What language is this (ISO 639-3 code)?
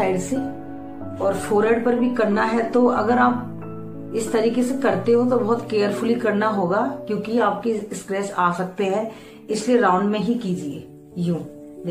hin